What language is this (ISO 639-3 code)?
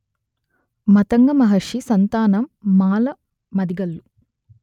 tel